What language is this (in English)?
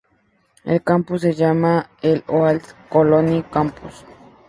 Spanish